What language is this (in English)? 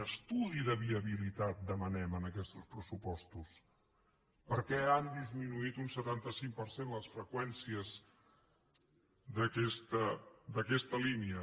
Catalan